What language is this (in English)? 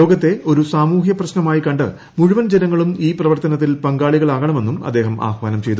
Malayalam